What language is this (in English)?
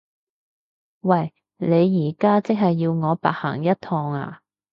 Cantonese